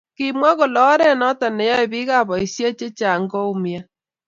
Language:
Kalenjin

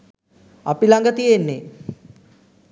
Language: Sinhala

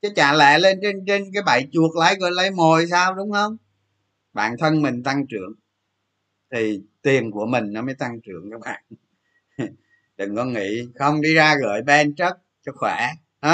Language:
Vietnamese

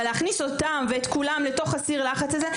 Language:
Hebrew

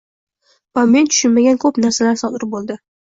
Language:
Uzbek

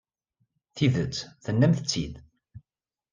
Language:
Kabyle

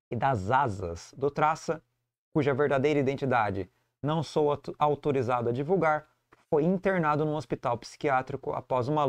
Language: Portuguese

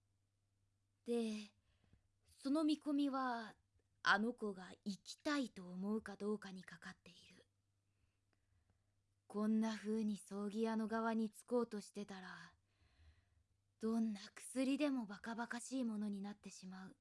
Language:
Japanese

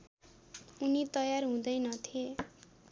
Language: Nepali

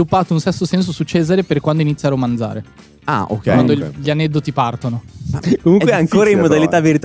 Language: Italian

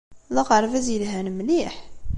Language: Kabyle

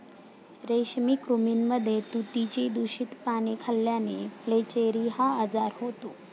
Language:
Marathi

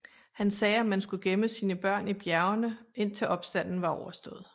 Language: Danish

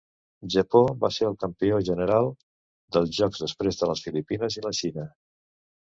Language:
Catalan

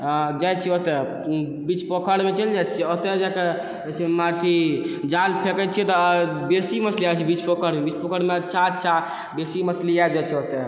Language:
Maithili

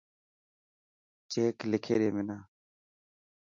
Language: Dhatki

